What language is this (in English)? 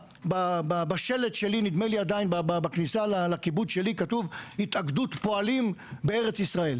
Hebrew